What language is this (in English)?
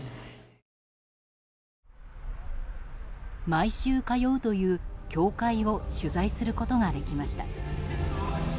Japanese